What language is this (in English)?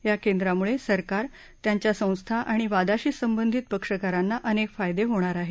Marathi